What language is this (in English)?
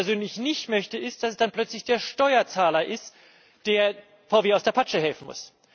German